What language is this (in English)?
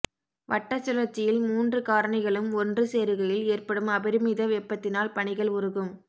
Tamil